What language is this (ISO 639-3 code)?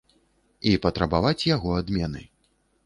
bel